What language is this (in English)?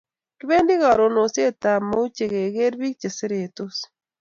Kalenjin